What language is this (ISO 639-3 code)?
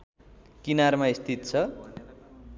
nep